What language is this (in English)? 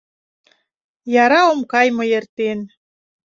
Mari